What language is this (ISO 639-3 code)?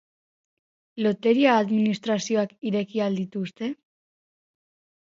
eus